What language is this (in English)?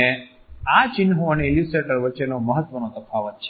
Gujarati